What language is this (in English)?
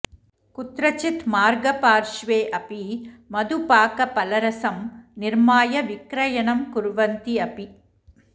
Sanskrit